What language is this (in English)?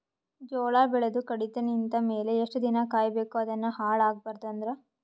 Kannada